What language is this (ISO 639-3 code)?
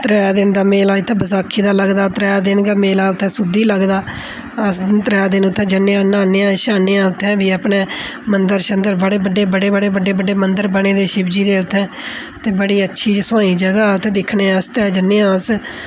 doi